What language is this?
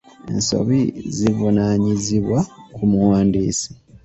Ganda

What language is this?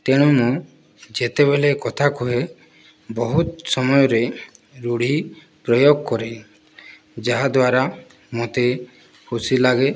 Odia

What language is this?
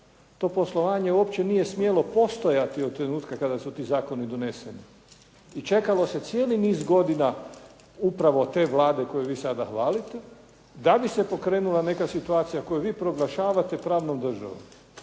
Croatian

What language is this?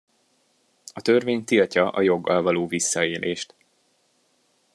Hungarian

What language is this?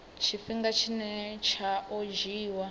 Venda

